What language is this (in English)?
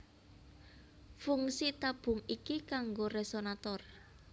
Javanese